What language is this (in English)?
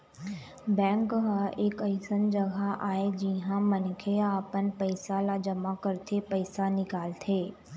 Chhattisgarhi